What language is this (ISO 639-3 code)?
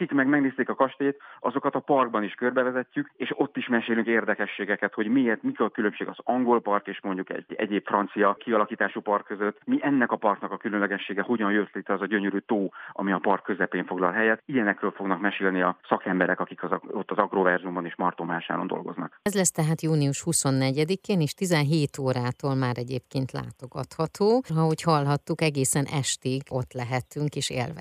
hun